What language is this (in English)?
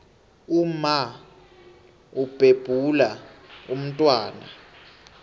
South Ndebele